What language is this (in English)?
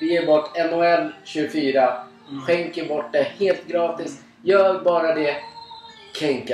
Swedish